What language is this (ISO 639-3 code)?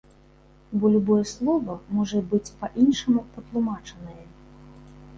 bel